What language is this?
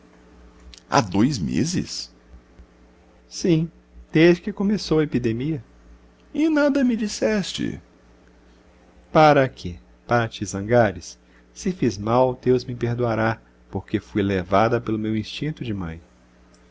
Portuguese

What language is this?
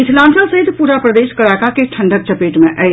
Maithili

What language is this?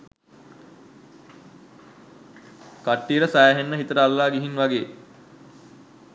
Sinhala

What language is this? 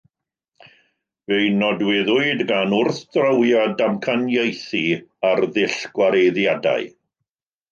Welsh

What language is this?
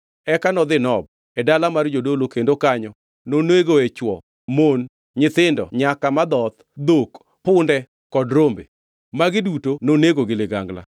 Luo (Kenya and Tanzania)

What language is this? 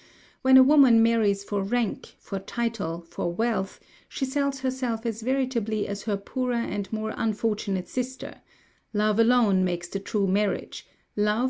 English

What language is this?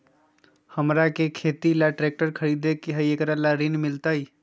Magahi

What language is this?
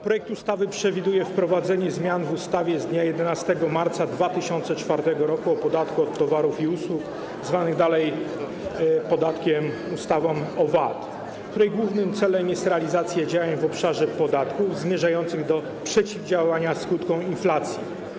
Polish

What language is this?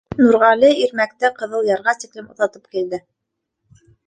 Bashkir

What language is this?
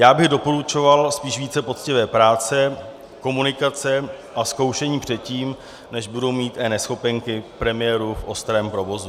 Czech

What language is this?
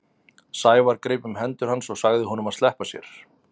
Icelandic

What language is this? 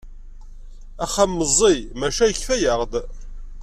Kabyle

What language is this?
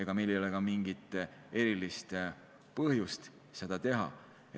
Estonian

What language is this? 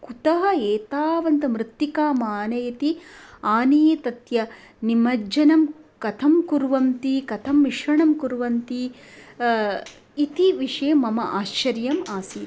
Sanskrit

